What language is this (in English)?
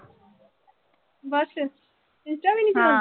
Punjabi